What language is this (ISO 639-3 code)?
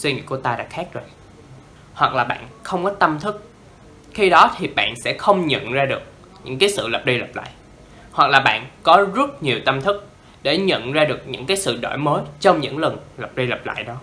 vie